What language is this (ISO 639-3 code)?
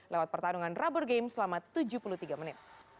ind